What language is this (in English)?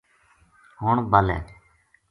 Gujari